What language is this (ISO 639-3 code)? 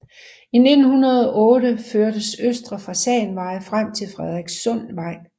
dan